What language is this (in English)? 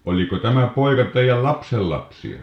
Finnish